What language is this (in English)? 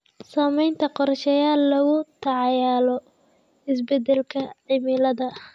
Somali